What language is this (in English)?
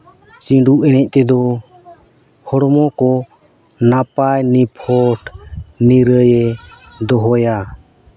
Santali